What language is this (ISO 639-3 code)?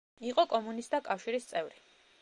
kat